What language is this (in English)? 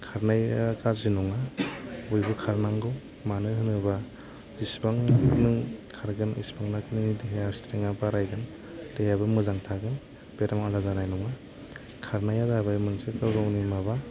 Bodo